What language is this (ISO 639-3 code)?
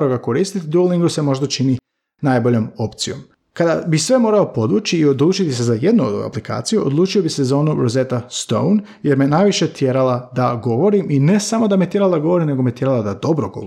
hrv